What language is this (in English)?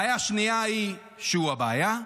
Hebrew